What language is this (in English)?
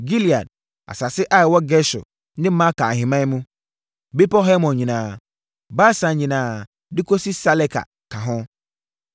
Akan